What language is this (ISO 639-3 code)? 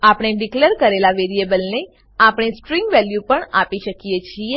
guj